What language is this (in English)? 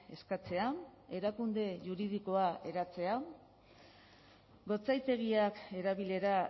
Basque